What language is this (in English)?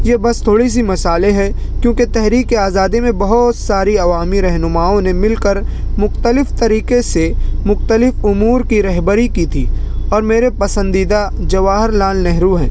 Urdu